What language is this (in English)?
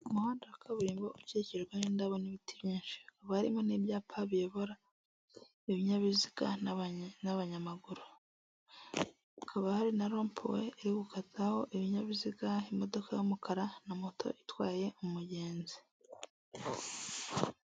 Kinyarwanda